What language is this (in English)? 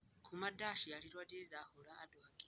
Kikuyu